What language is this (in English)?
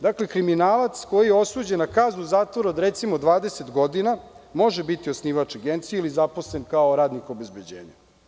Serbian